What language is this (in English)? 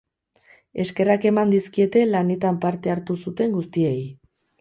Basque